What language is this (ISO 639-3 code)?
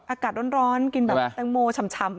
tha